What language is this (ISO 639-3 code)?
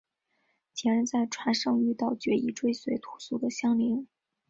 zho